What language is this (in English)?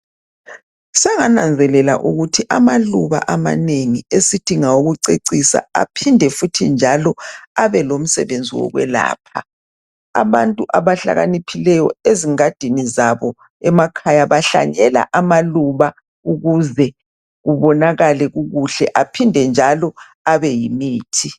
North Ndebele